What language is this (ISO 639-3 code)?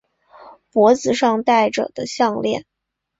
zho